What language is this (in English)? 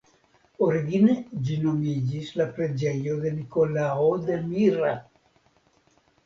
Esperanto